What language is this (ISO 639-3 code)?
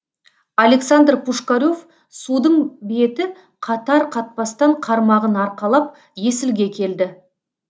kaz